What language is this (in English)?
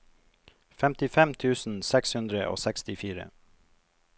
Norwegian